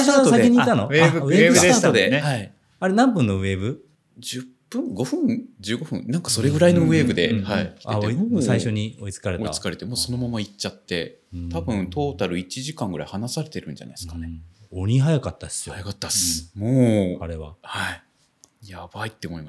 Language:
Japanese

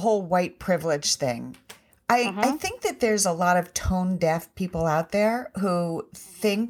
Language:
English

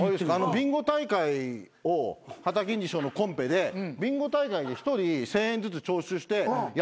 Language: Japanese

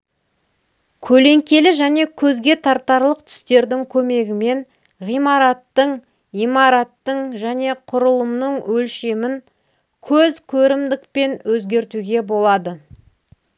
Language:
Kazakh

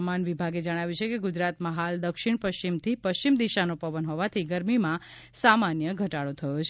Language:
Gujarati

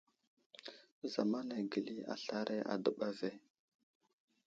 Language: Wuzlam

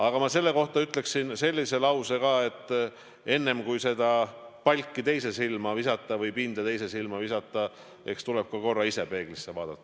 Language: Estonian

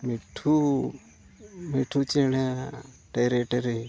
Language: Santali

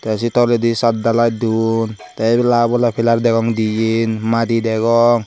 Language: Chakma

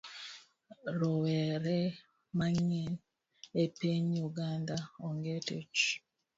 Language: Luo (Kenya and Tanzania)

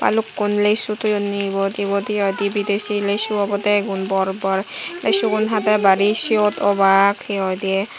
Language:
Chakma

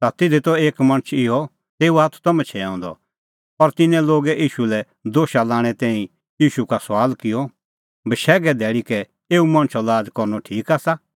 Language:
Kullu Pahari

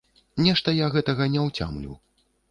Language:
Belarusian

